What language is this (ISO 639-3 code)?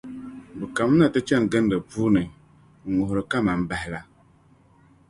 dag